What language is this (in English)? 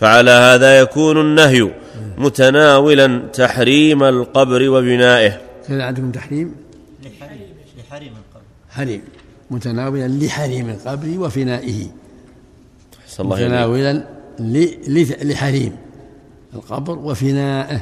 Arabic